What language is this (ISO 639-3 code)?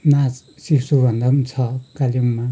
nep